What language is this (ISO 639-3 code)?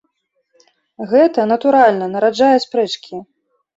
bel